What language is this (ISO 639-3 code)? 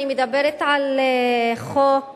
heb